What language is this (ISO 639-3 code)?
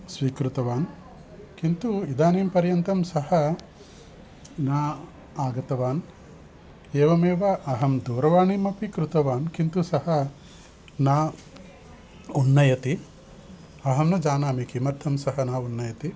san